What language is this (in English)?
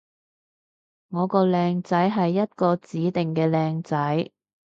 Cantonese